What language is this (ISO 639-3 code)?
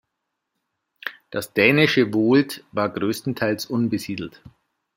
deu